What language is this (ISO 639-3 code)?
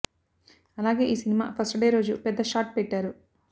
tel